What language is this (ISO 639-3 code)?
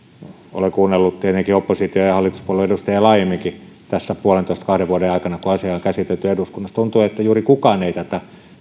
fin